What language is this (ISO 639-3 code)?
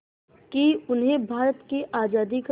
hin